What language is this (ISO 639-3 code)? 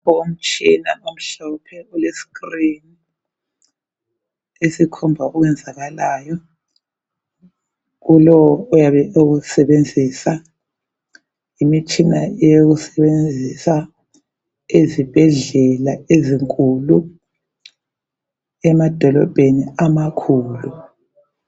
nde